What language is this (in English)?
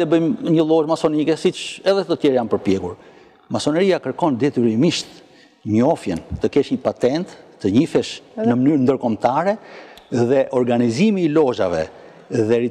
Romanian